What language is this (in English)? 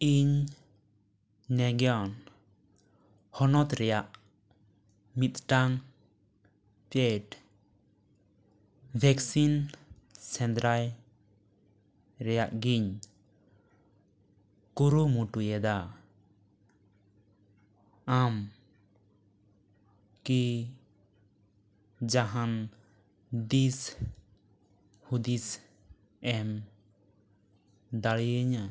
Santali